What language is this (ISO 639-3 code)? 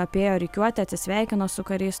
lit